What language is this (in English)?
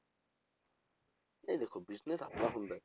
Punjabi